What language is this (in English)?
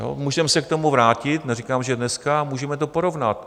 Czech